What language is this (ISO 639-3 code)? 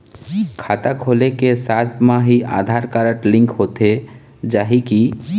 hne